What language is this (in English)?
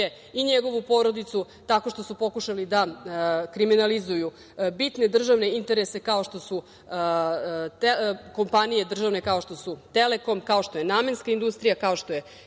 Serbian